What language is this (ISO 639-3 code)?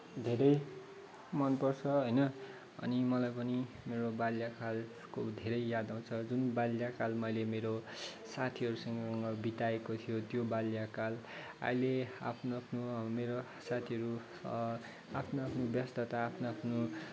nep